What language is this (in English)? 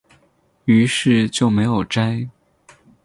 Chinese